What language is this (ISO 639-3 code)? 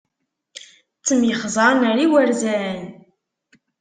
kab